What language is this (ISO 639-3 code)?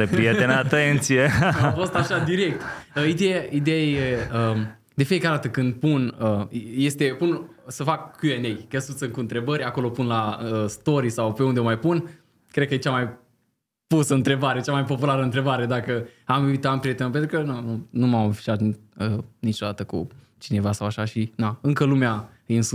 ron